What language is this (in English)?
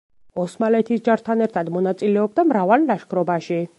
Georgian